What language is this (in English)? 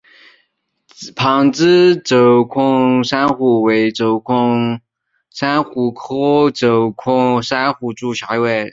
Chinese